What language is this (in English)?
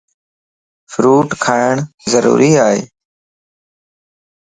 Lasi